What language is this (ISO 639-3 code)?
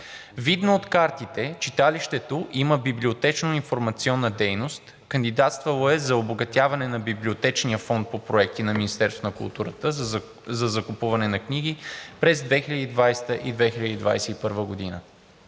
bul